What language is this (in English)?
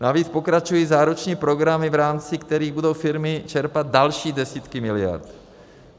Czech